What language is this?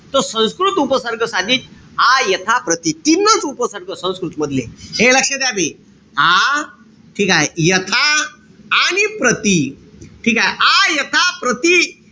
Marathi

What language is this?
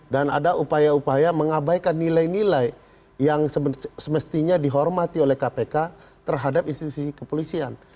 Indonesian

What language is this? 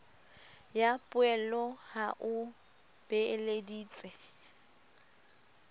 Southern Sotho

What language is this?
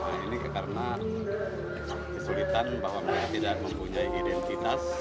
Indonesian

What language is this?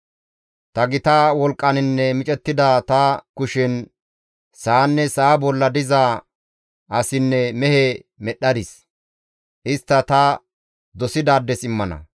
Gamo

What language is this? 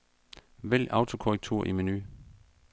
Danish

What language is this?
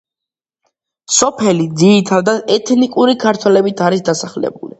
Georgian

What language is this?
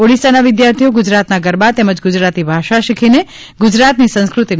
Gujarati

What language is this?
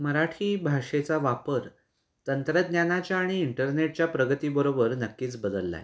Marathi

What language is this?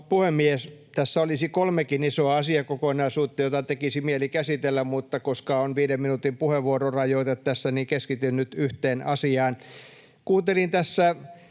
Finnish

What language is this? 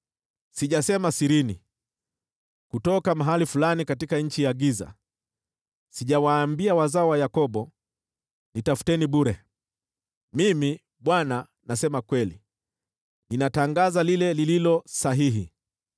Swahili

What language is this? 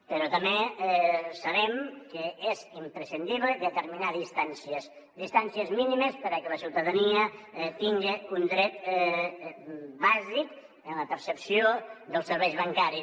Catalan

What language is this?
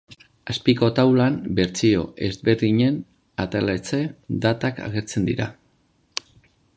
Basque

